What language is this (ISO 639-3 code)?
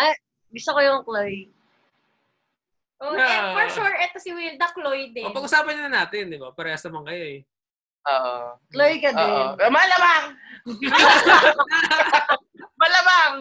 fil